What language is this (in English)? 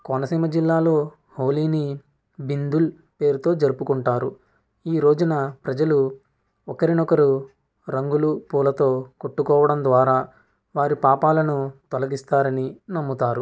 Telugu